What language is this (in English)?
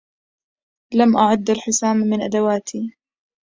Arabic